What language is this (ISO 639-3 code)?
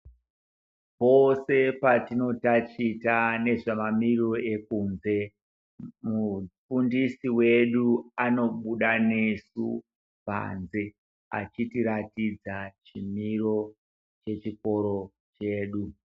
ndc